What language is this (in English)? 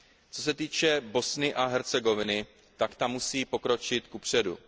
Czech